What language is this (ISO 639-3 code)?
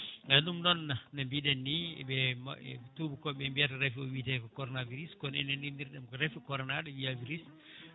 ful